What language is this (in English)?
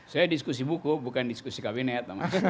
Indonesian